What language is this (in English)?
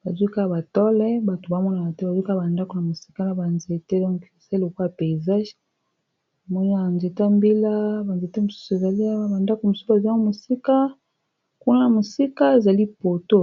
Lingala